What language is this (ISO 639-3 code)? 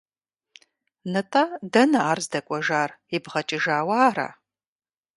kbd